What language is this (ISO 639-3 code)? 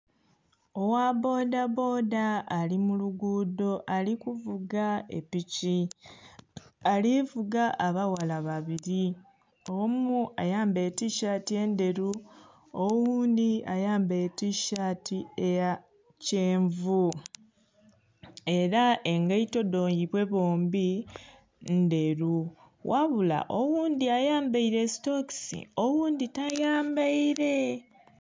xog